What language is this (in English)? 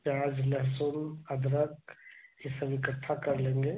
Hindi